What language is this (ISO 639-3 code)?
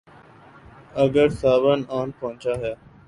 urd